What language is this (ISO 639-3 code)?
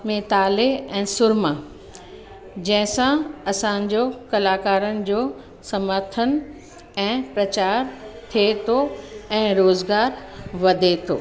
snd